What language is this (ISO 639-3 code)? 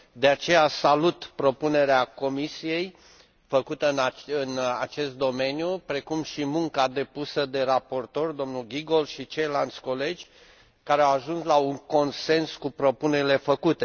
ron